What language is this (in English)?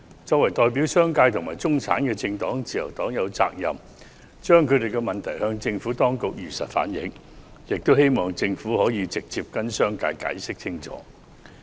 Cantonese